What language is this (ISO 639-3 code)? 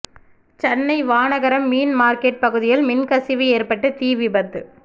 tam